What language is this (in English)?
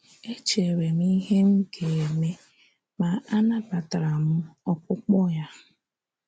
Igbo